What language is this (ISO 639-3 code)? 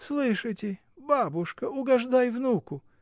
rus